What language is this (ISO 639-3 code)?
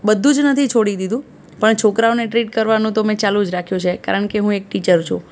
guj